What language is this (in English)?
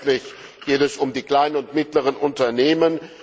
German